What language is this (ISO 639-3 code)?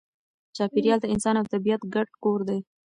pus